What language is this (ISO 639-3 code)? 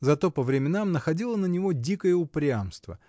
rus